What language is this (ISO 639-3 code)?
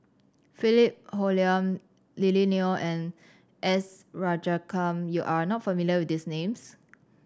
eng